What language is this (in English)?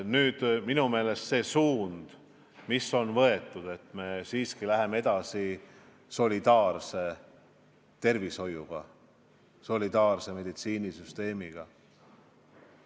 Estonian